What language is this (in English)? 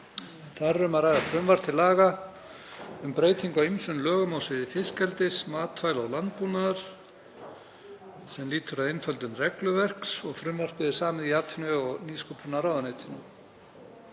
Icelandic